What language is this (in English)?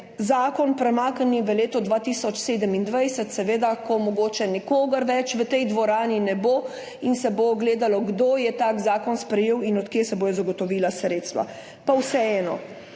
Slovenian